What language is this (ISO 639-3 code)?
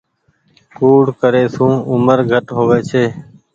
gig